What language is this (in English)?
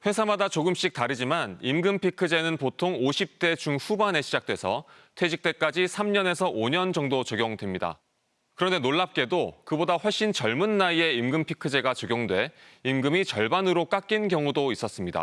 Korean